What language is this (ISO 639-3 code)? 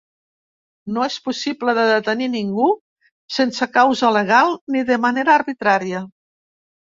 cat